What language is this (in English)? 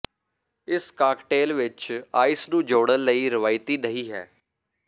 Punjabi